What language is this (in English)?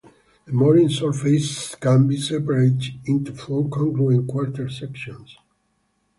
English